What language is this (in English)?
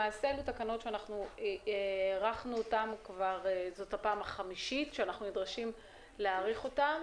Hebrew